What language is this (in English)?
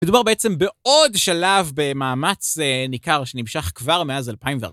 Hebrew